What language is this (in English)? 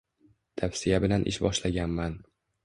Uzbek